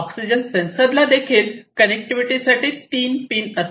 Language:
Marathi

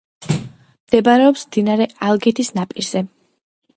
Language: Georgian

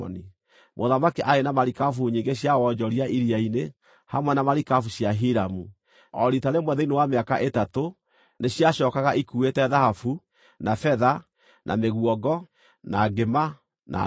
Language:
Kikuyu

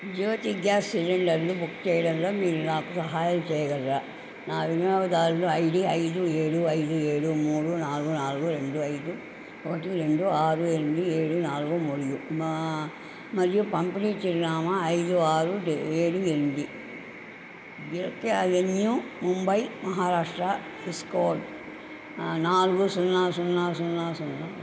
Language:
Telugu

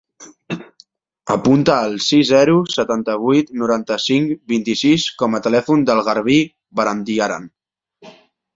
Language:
Catalan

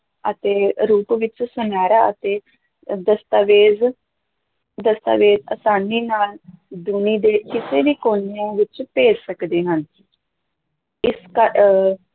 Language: Punjabi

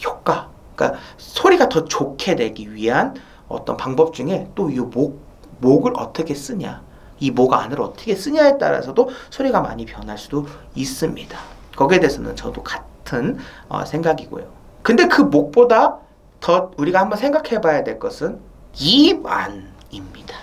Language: Korean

